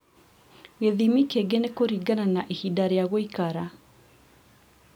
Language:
Kikuyu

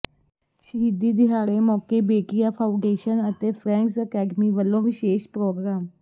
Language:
Punjabi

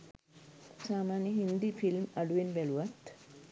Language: Sinhala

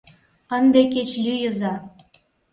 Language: Mari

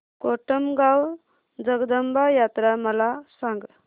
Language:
Marathi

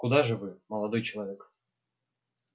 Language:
Russian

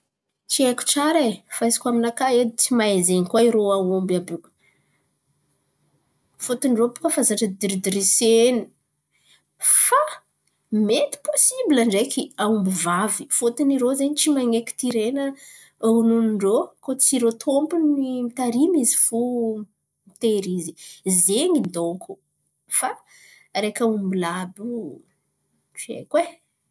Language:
Antankarana Malagasy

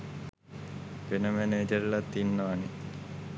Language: Sinhala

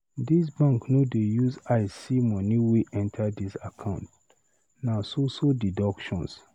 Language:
Nigerian Pidgin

